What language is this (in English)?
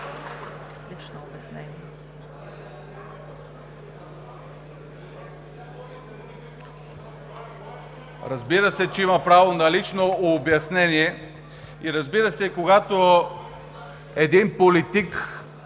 Bulgarian